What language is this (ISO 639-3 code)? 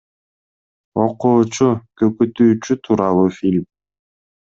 kir